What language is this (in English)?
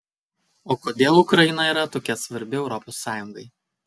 Lithuanian